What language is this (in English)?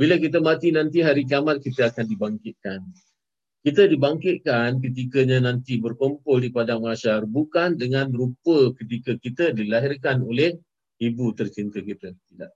Malay